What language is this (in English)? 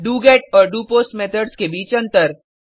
Hindi